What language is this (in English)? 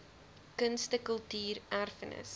Afrikaans